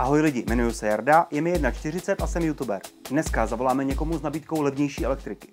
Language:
Czech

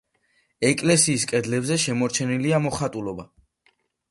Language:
Georgian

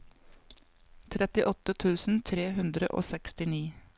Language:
Norwegian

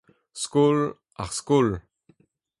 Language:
Breton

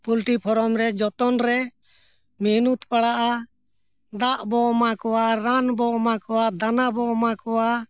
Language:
Santali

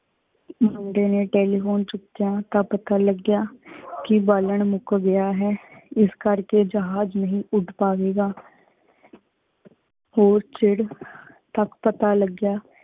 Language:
Punjabi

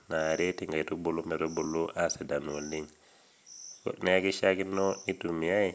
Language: Masai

